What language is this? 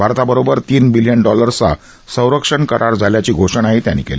Marathi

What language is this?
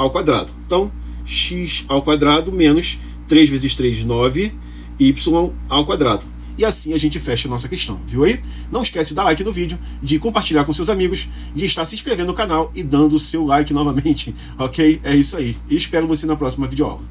Portuguese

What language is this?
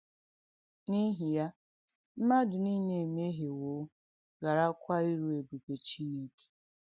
Igbo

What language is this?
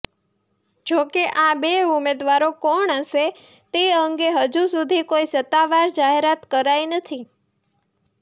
Gujarati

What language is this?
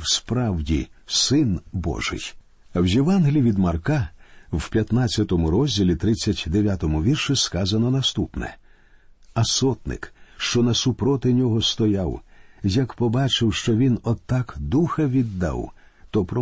Ukrainian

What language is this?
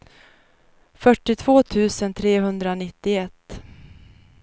Swedish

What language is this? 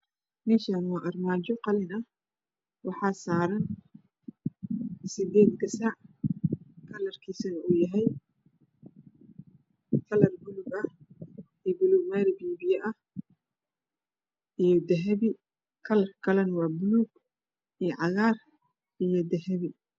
Somali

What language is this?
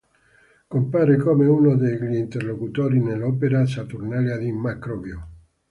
Italian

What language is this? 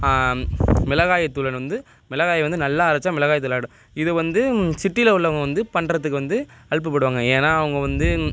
Tamil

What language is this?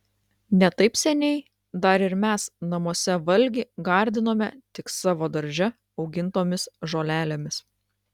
Lithuanian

